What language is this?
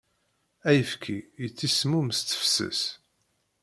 Kabyle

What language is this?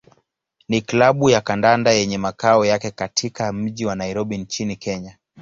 Swahili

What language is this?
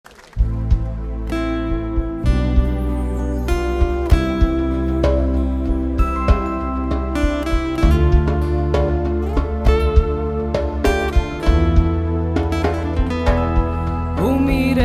Romanian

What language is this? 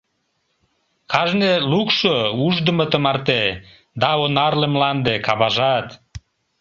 Mari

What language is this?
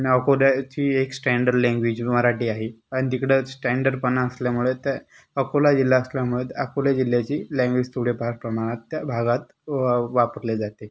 Marathi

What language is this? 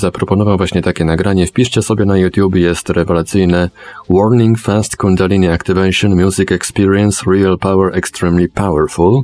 Polish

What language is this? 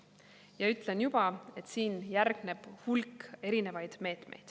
Estonian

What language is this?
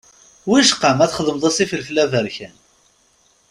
Kabyle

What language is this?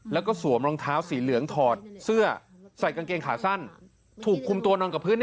Thai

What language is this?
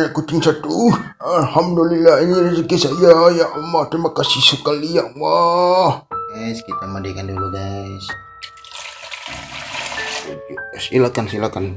Indonesian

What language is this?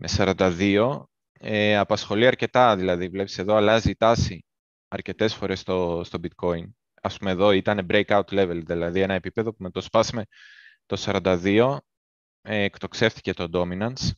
Greek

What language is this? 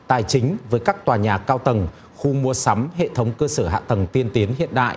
Vietnamese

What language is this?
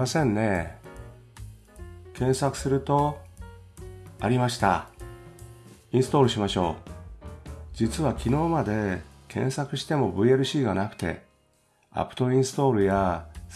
Japanese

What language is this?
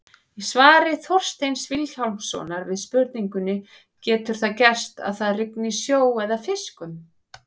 Icelandic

